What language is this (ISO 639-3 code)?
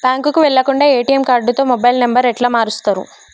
tel